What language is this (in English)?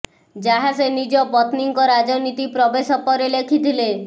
Odia